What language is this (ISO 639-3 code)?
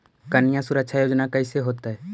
mag